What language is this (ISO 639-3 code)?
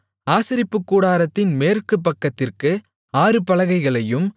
tam